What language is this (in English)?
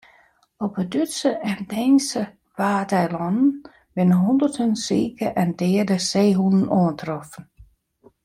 Western Frisian